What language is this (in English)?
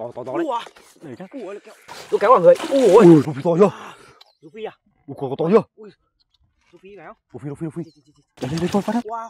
Vietnamese